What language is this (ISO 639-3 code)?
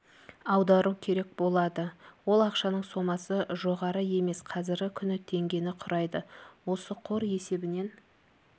kaz